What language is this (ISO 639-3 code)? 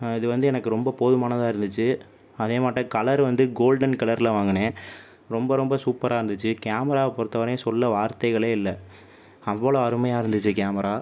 tam